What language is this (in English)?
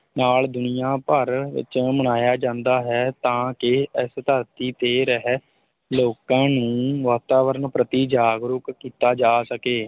Punjabi